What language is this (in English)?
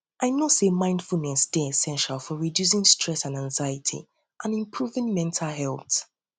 Nigerian Pidgin